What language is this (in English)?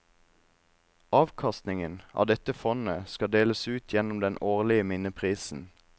Norwegian